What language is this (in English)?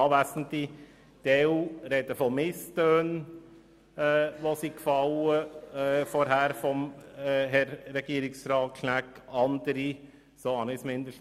Swiss German